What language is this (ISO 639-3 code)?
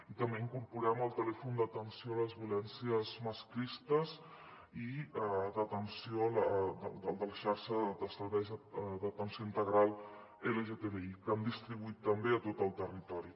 cat